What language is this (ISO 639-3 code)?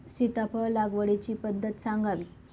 mar